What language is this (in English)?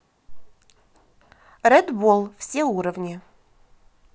Russian